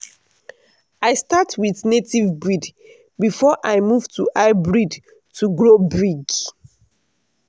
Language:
Nigerian Pidgin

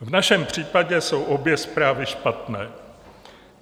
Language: Czech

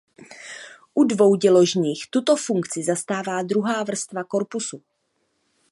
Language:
Czech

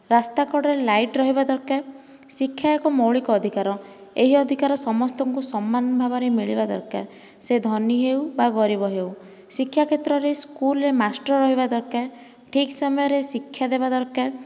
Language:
Odia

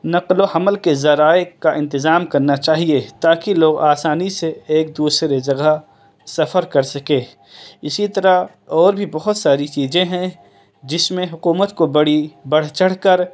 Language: Urdu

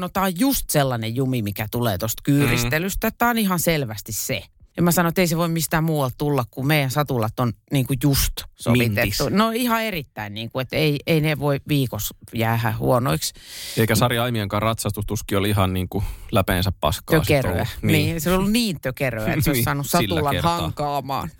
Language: Finnish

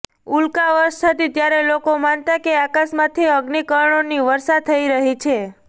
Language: Gujarati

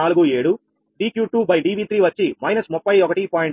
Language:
Telugu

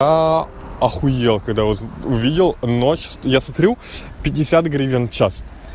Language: Russian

